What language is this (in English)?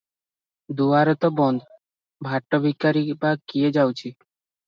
Odia